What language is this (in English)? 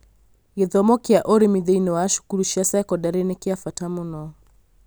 Kikuyu